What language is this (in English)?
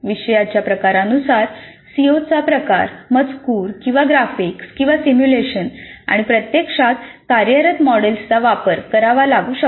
Marathi